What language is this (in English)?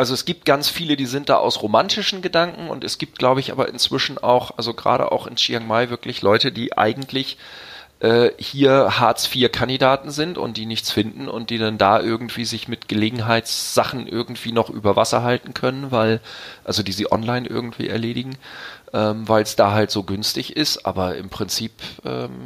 German